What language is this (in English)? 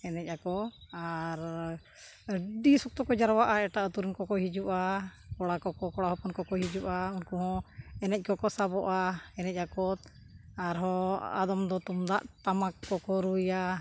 Santali